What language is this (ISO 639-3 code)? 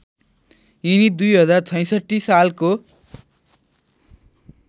nep